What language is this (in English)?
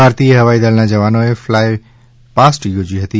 Gujarati